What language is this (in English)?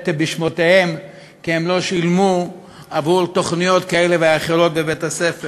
Hebrew